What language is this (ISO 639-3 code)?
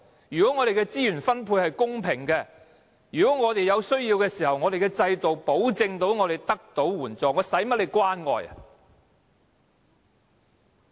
yue